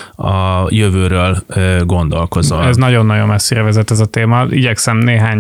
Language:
Hungarian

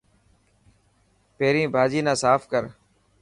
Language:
Dhatki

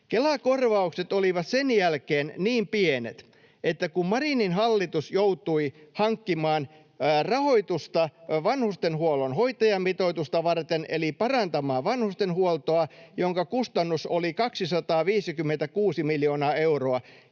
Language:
Finnish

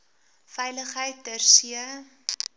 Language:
Afrikaans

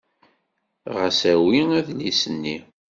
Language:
Kabyle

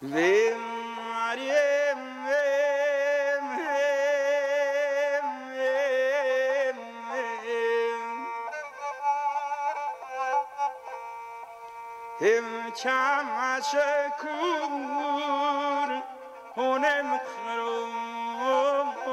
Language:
Persian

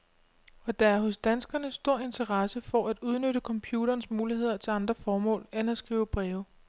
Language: Danish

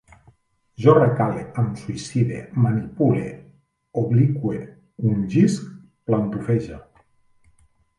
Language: Catalan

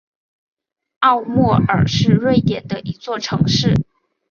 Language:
Chinese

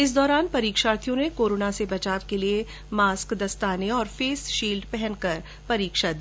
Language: Hindi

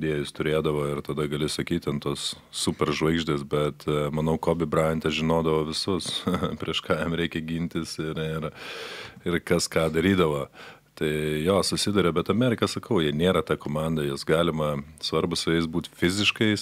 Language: Lithuanian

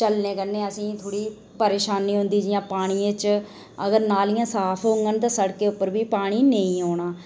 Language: Dogri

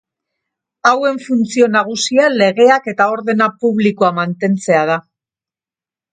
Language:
Basque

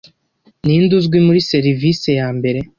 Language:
Kinyarwanda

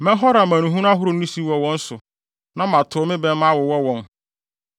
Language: Akan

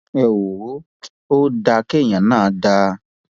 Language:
Yoruba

